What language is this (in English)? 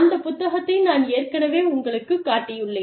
Tamil